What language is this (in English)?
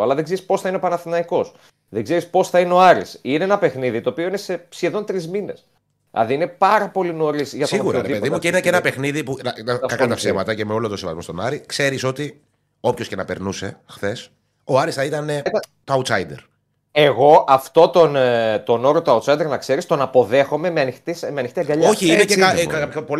Greek